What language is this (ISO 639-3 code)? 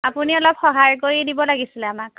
asm